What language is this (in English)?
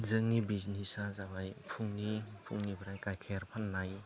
Bodo